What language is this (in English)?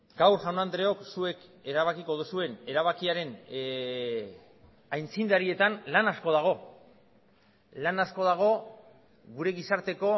Basque